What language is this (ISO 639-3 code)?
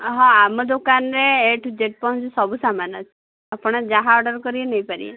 ori